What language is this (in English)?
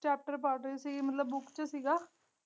Punjabi